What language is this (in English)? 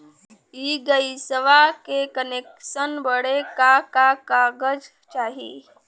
Bhojpuri